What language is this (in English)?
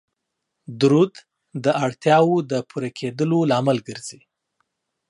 Pashto